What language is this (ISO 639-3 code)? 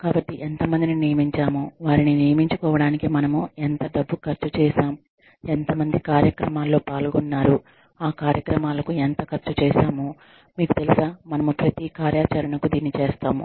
tel